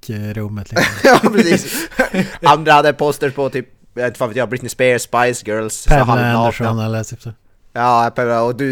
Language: Swedish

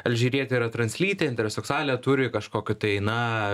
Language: Lithuanian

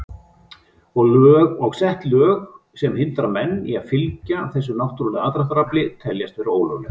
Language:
Icelandic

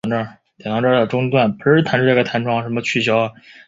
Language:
Chinese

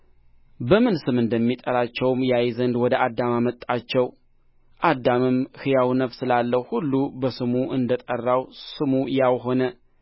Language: Amharic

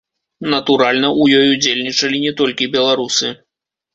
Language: Belarusian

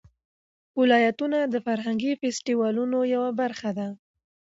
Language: Pashto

